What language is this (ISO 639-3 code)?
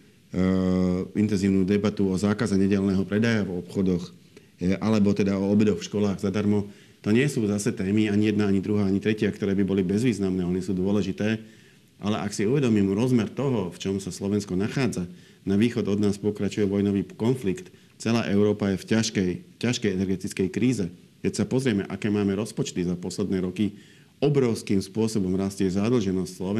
slk